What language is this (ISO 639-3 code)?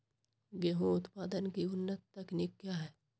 mag